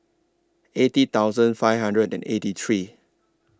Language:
English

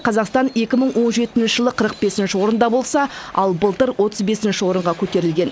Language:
Kazakh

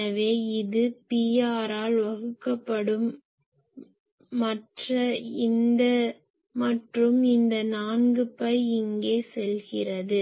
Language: Tamil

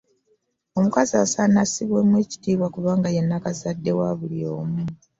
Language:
Ganda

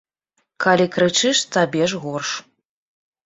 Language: Belarusian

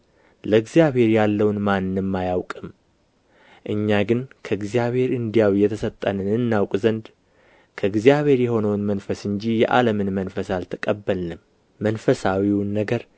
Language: Amharic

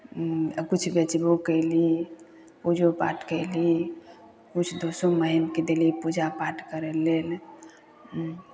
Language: Maithili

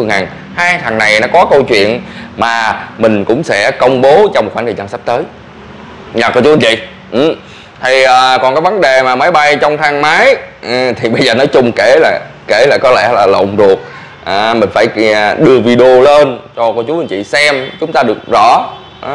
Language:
Vietnamese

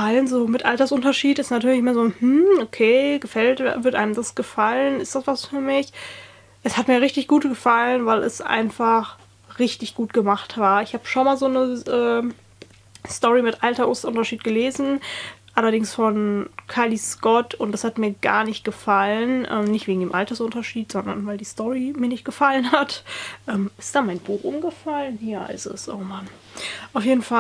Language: German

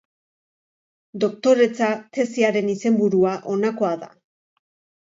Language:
Basque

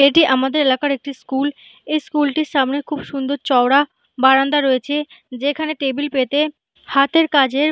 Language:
Bangla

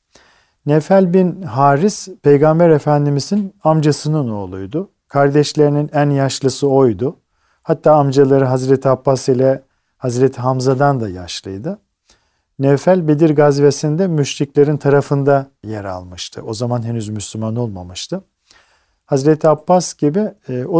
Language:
Turkish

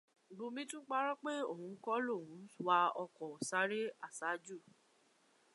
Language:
Yoruba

